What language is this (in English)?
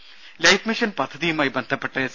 Malayalam